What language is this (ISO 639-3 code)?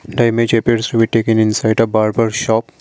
eng